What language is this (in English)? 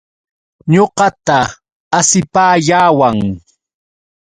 Yauyos Quechua